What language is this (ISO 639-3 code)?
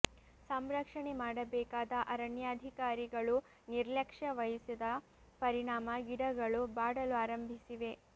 kan